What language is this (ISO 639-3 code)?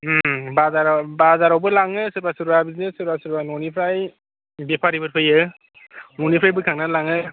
brx